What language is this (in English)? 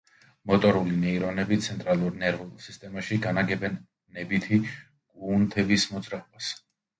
Georgian